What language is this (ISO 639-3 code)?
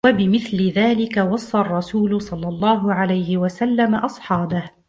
ara